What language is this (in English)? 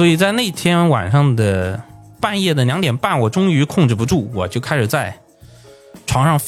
Chinese